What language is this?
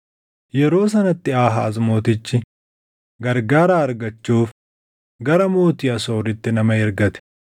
Oromo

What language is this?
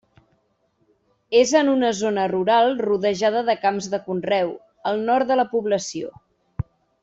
Catalan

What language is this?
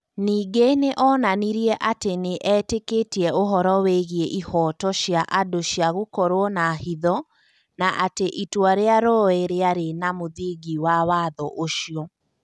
Kikuyu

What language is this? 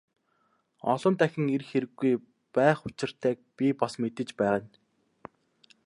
Mongolian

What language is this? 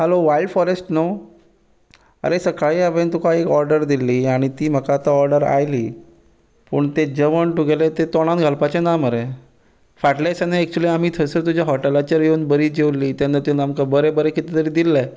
Konkani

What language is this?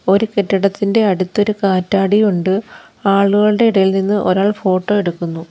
Malayalam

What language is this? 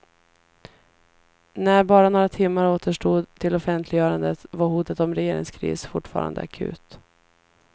Swedish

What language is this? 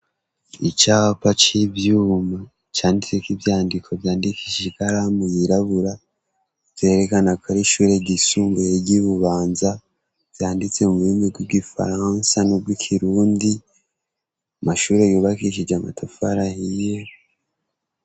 Rundi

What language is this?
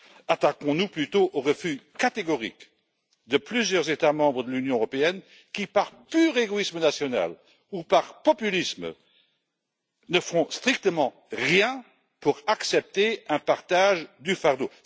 French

